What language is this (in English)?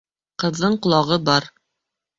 Bashkir